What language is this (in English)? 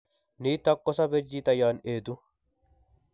Kalenjin